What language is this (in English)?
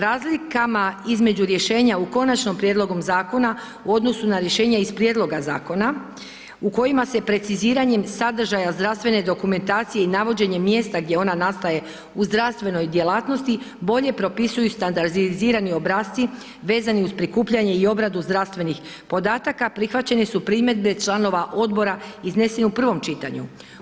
Croatian